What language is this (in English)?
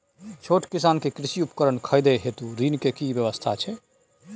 Maithili